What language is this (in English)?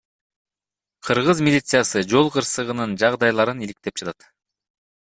Kyrgyz